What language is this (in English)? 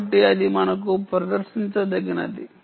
Telugu